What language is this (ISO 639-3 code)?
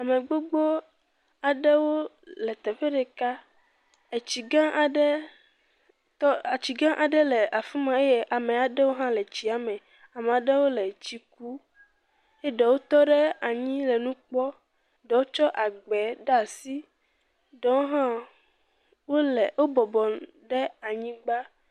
ewe